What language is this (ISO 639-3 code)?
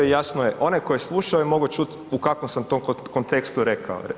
hrv